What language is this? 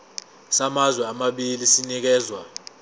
Zulu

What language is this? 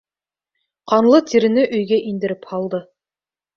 Bashkir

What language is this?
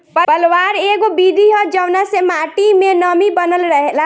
Bhojpuri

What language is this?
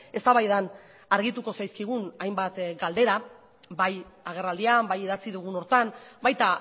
Basque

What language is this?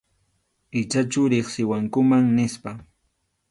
Arequipa-La Unión Quechua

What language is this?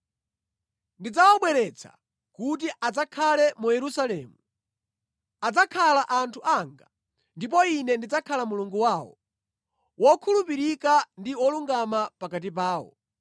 Nyanja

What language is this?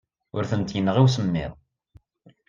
Kabyle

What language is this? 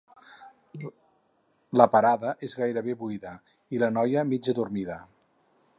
Catalan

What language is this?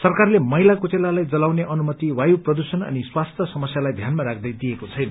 Nepali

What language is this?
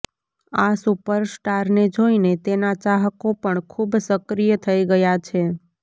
Gujarati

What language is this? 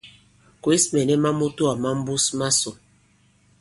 Bankon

